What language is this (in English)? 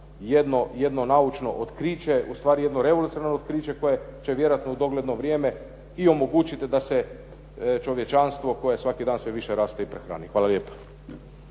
Croatian